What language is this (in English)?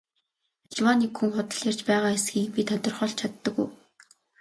Mongolian